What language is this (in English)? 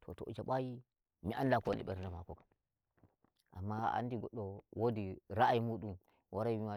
Nigerian Fulfulde